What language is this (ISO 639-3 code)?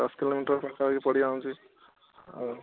ori